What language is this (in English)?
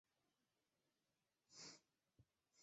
Chinese